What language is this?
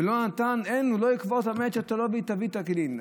Hebrew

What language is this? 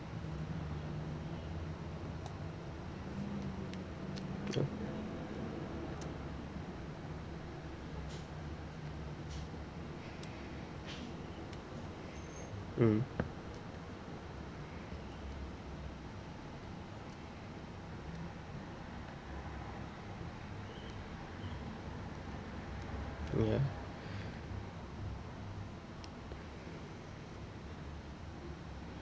English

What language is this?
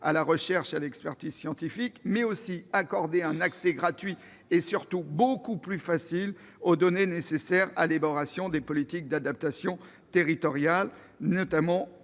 French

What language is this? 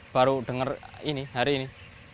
Indonesian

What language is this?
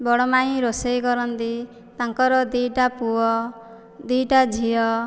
Odia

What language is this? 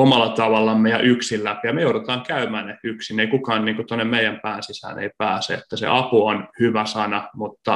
Finnish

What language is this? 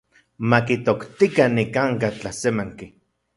Central Puebla Nahuatl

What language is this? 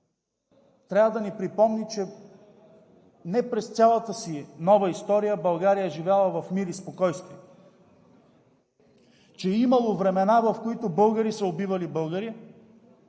Bulgarian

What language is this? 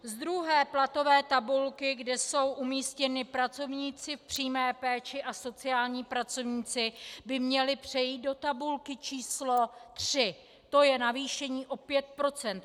Czech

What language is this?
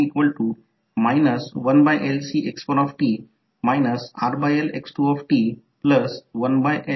Marathi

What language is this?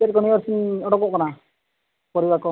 Santali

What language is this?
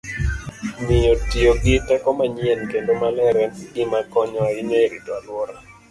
Luo (Kenya and Tanzania)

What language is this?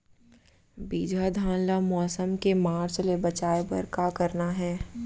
Chhattisgarhi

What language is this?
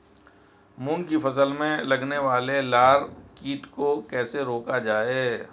Hindi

